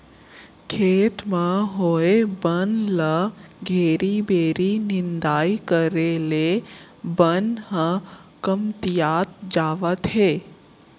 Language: Chhattisgarhi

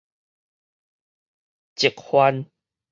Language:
Min Nan Chinese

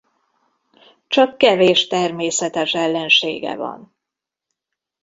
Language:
Hungarian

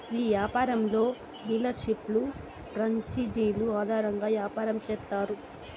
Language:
Telugu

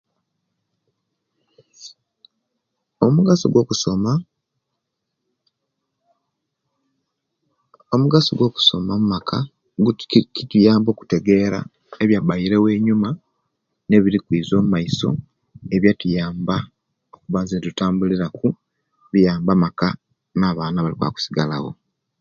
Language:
Kenyi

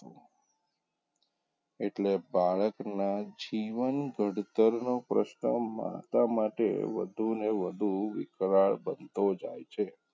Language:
Gujarati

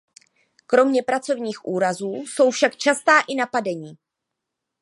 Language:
Czech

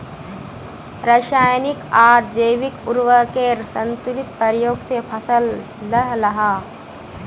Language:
Magahi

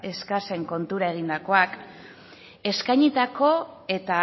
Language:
Basque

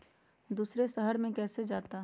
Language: Magahi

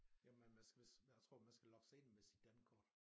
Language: Danish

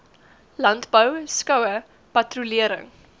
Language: Afrikaans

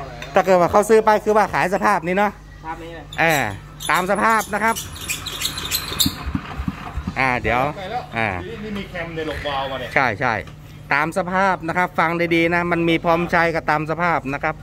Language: Thai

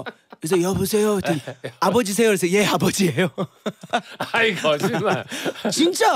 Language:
Korean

